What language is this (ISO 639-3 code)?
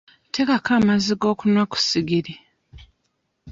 lug